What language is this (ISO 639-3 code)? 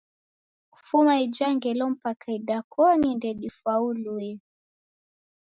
dav